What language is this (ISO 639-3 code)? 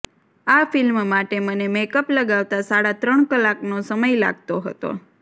guj